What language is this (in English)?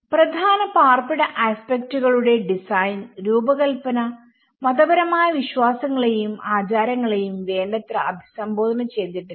Malayalam